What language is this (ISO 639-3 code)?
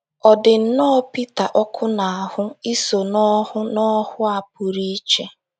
ibo